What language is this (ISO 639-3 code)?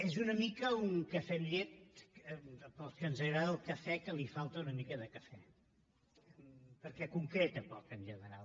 cat